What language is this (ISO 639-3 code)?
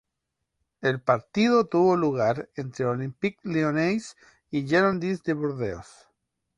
spa